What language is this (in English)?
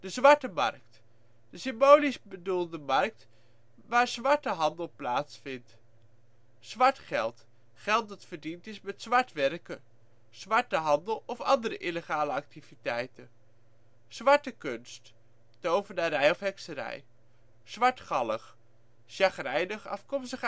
Dutch